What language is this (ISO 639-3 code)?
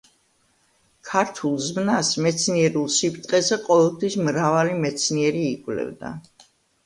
kat